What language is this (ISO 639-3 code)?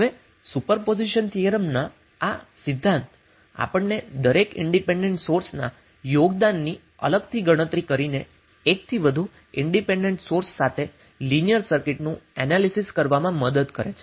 guj